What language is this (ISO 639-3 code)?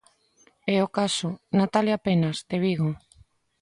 glg